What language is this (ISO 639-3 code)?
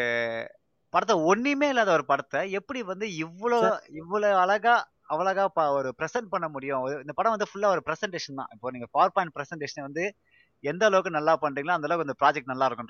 tam